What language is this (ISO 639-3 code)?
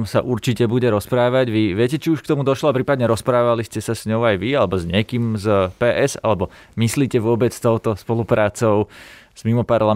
slk